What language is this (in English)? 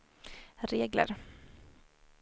Swedish